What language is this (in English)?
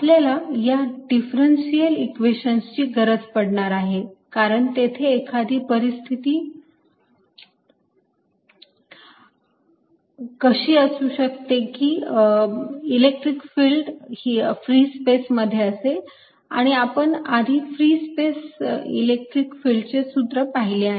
Marathi